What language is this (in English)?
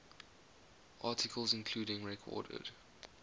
English